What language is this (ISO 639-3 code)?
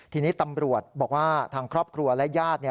tha